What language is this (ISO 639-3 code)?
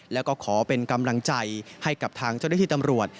tha